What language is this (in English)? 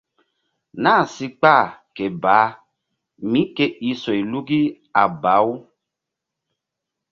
Mbum